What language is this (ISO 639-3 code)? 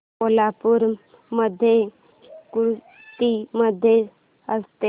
mar